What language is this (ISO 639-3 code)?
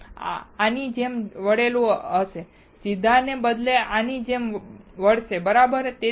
guj